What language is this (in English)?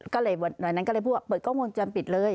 Thai